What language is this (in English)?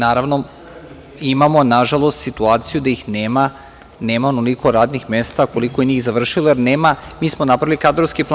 Serbian